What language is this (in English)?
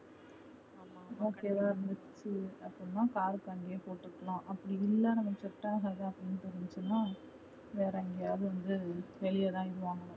Tamil